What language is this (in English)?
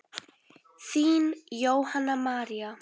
Icelandic